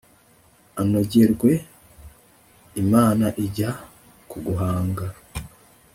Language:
Kinyarwanda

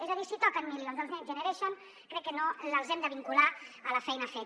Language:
Catalan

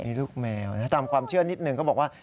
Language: Thai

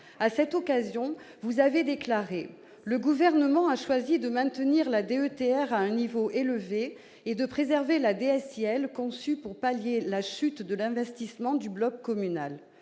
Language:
French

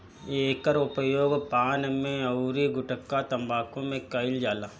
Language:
Bhojpuri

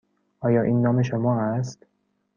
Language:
Persian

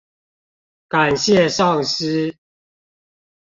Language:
Chinese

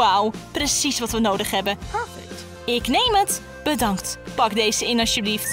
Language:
Dutch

